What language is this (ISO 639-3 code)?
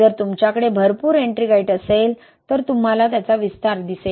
mar